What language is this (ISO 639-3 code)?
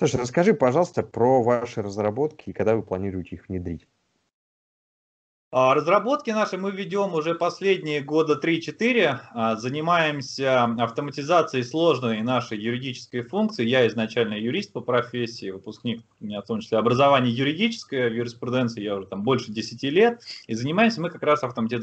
rus